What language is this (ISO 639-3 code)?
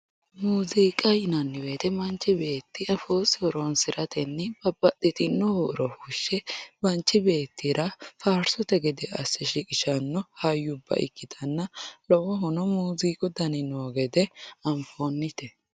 sid